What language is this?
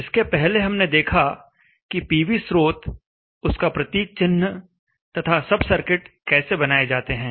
Hindi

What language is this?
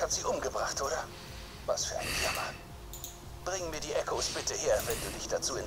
German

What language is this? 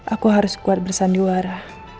Indonesian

